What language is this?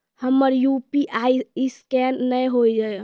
Maithili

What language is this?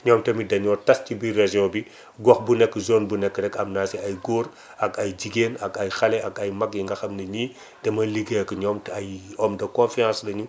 Wolof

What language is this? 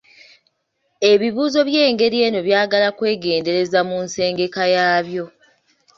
Ganda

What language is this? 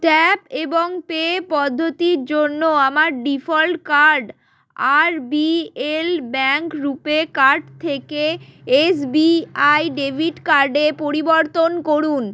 Bangla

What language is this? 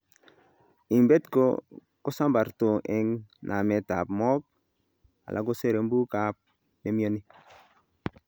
Kalenjin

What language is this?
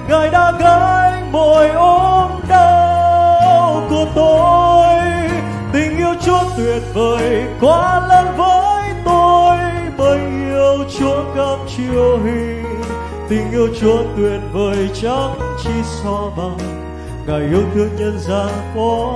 Vietnamese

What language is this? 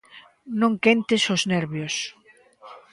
Galician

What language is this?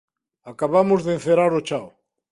Galician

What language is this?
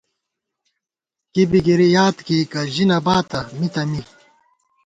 Gawar-Bati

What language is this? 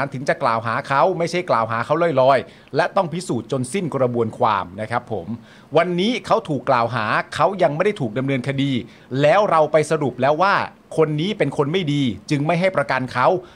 Thai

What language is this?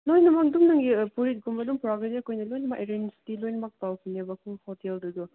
Manipuri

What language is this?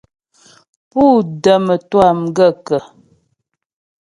Ghomala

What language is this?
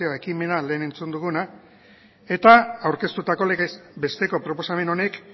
Basque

